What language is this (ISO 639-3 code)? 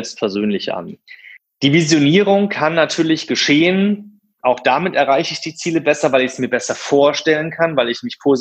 deu